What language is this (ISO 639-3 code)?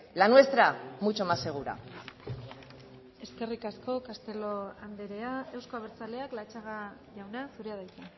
eus